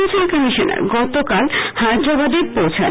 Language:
Bangla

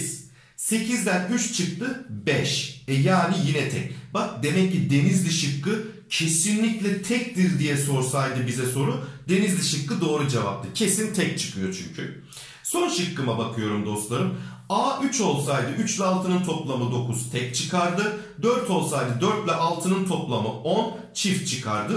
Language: Turkish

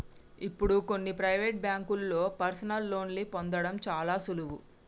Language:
Telugu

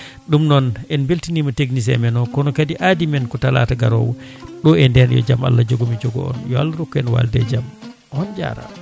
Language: Fula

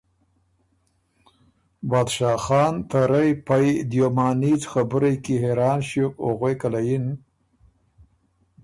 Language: Ormuri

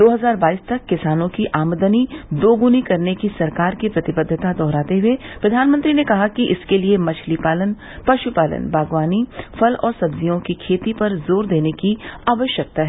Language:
Hindi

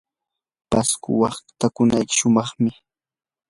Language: Yanahuanca Pasco Quechua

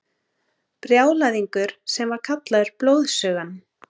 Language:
Icelandic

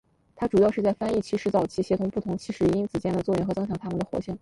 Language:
Chinese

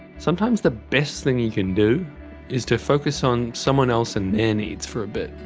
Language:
English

